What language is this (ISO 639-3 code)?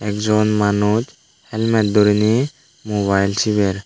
ccp